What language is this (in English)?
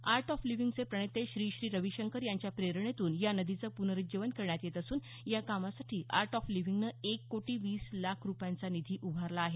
Marathi